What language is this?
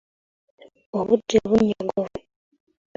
Ganda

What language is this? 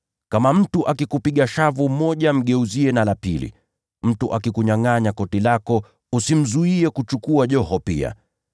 Swahili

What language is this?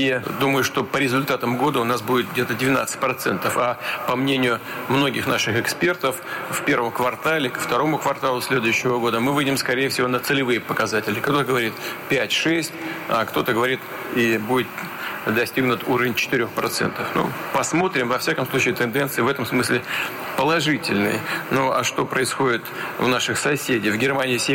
Russian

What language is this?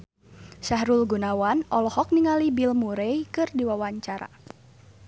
Sundanese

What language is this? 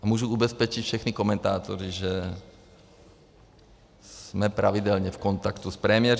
Czech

